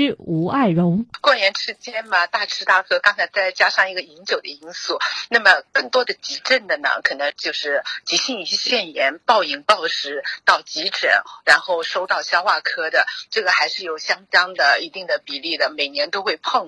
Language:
Chinese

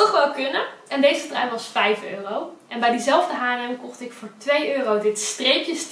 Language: Dutch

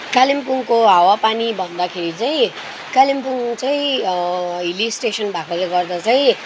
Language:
Nepali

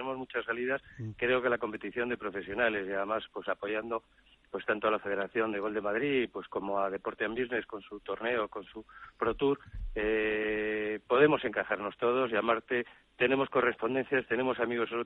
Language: Spanish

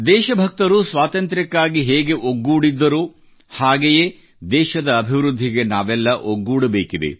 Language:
Kannada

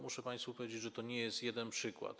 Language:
Polish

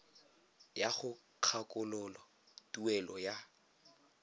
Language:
Tswana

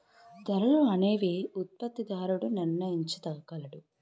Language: Telugu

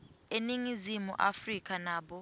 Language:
Swati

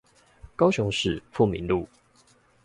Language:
Chinese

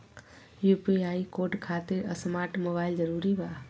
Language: Magahi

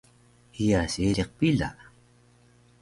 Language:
Taroko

